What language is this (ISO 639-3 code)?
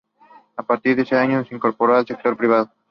spa